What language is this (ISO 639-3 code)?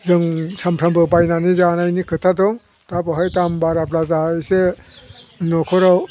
brx